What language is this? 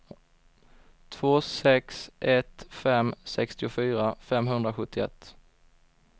Swedish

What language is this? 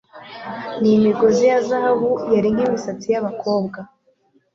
Kinyarwanda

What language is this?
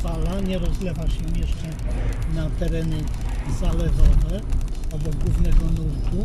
Polish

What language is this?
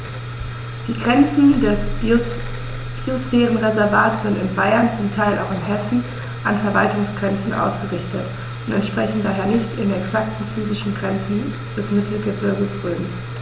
German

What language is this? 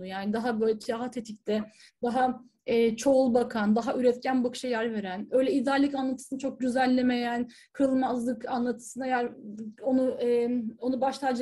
Turkish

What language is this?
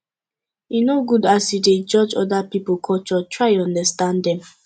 Nigerian Pidgin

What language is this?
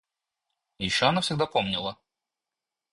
Russian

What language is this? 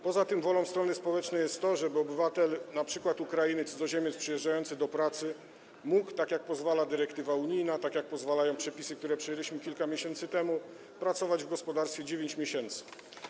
Polish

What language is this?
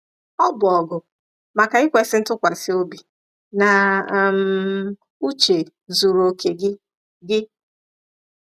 Igbo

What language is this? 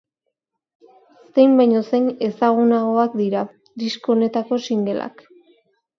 Basque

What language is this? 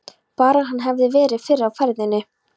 Icelandic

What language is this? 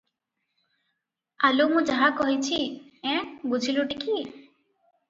Odia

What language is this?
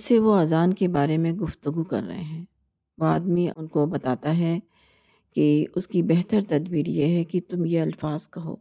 Urdu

